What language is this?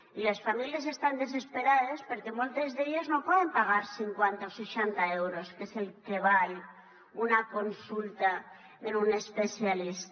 Catalan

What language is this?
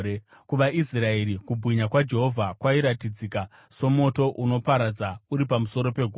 Shona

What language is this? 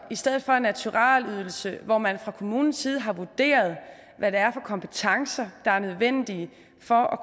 Danish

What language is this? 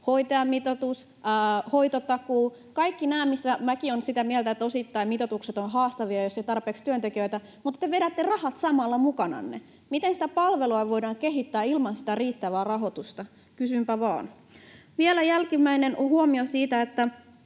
Finnish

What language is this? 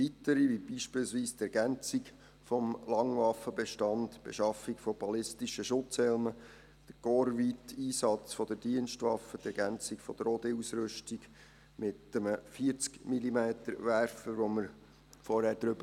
Swiss German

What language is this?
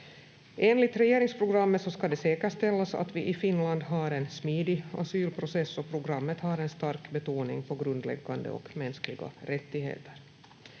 Finnish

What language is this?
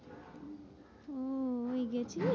Bangla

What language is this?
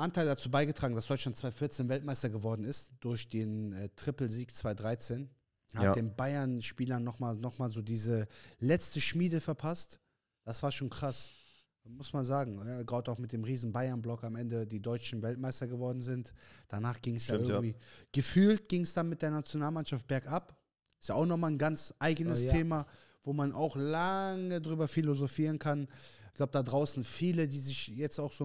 German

